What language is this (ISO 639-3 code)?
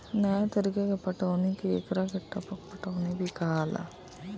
bho